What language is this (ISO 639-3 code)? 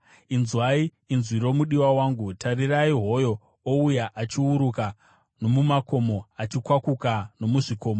sna